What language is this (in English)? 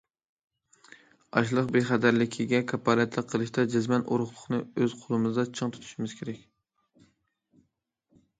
Uyghur